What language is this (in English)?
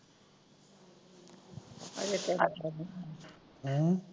Punjabi